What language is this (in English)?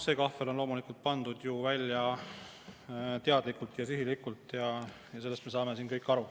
Estonian